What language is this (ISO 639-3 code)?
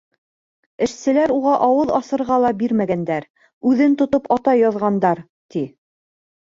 bak